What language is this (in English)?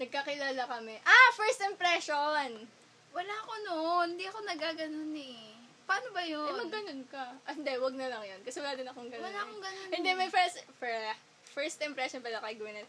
Filipino